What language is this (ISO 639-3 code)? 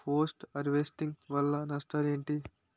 tel